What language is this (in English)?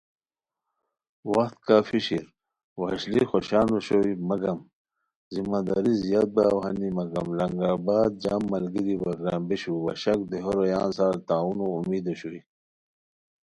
Khowar